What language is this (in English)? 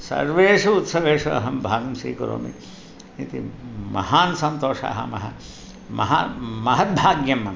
Sanskrit